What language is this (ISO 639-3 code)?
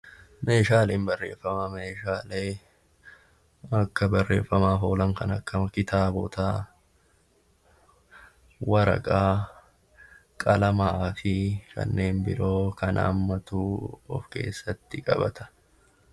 orm